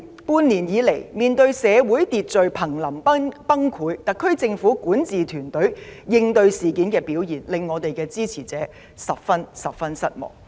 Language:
Cantonese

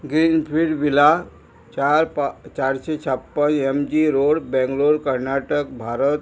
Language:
Konkani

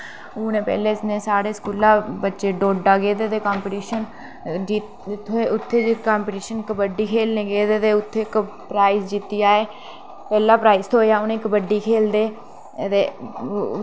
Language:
Dogri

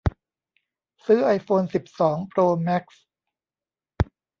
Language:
Thai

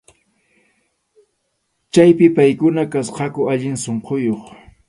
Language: Arequipa-La Unión Quechua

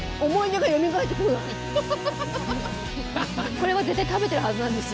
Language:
Japanese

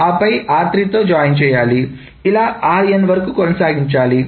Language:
Telugu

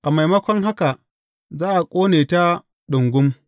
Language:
Hausa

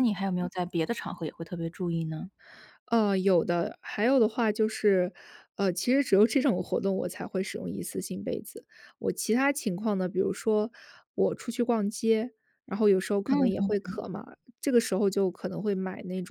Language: Chinese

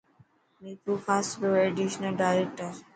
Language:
Dhatki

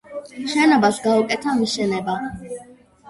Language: Georgian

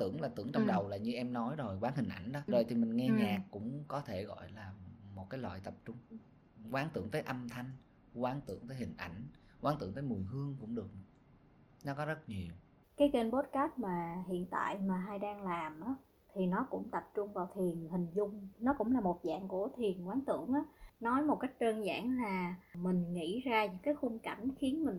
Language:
Vietnamese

